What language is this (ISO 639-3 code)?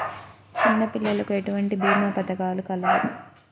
tel